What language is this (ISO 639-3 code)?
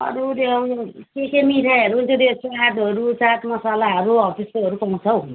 nep